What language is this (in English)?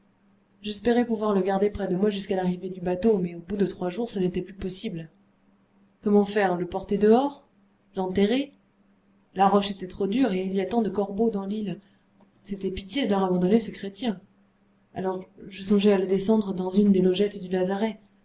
French